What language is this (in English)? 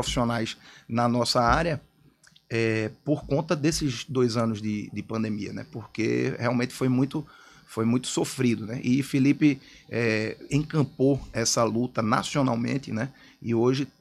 Portuguese